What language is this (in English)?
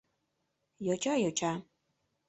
Mari